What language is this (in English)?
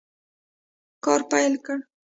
Pashto